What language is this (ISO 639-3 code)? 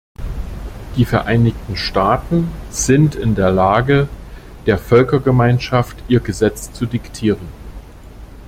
deu